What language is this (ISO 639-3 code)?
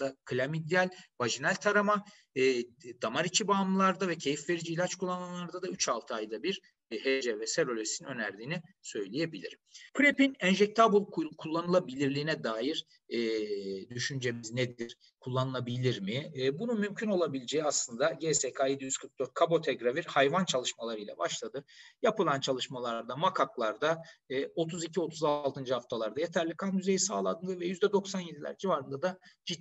tur